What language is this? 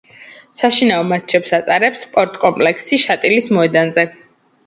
Georgian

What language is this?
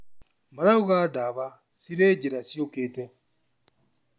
Kikuyu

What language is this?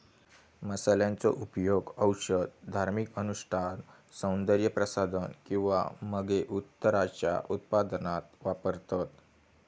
Marathi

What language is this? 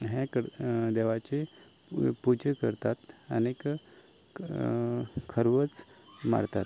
Konkani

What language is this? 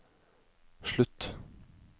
Norwegian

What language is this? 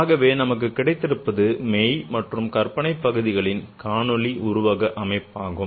Tamil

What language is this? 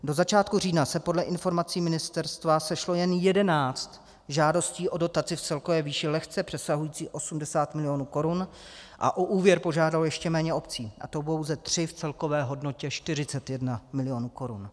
Czech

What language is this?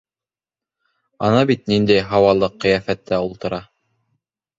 Bashkir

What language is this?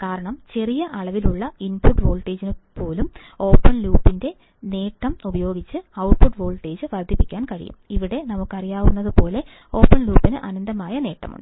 Malayalam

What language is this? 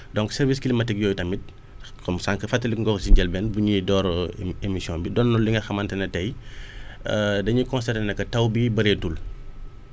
Wolof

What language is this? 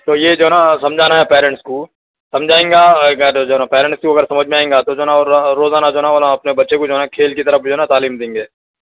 Urdu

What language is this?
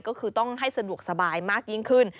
Thai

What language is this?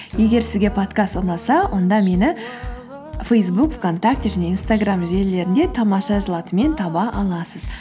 Kazakh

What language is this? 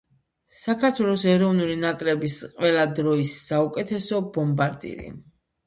Georgian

